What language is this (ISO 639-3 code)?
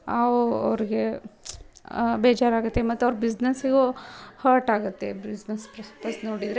kan